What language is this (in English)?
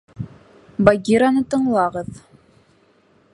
Bashkir